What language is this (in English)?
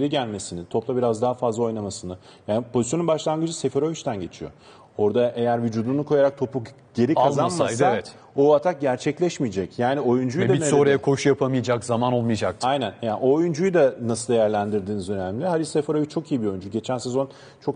Turkish